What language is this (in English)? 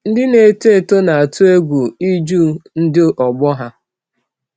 Igbo